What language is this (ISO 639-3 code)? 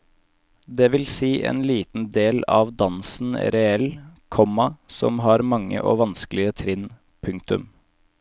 nor